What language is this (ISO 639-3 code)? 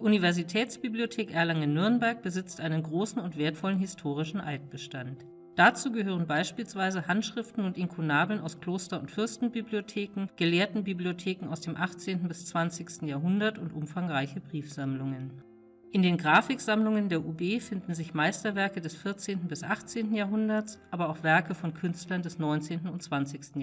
deu